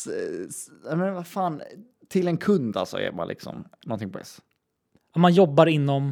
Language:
Swedish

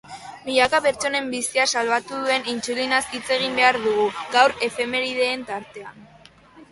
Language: Basque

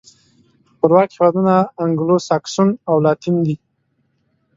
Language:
Pashto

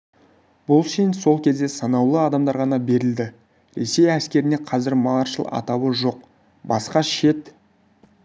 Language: Kazakh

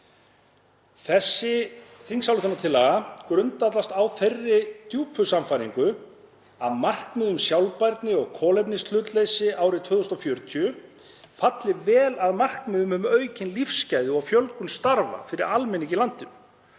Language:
Icelandic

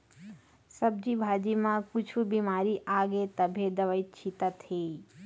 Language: Chhattisgarhi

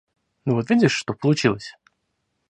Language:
Russian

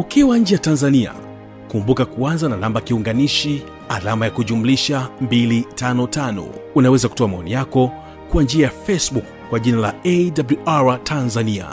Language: Swahili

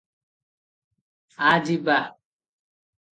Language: Odia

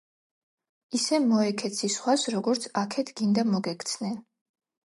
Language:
Georgian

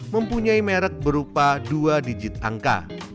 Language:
Indonesian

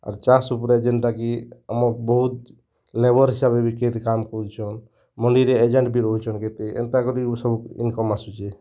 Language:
Odia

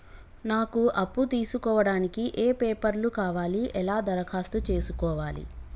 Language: Telugu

